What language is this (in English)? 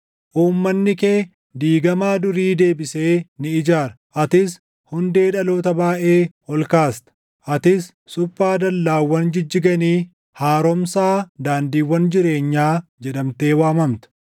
Oromo